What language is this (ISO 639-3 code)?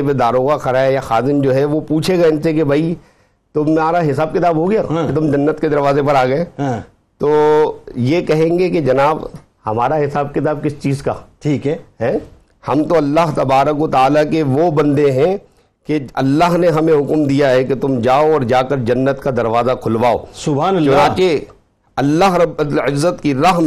urd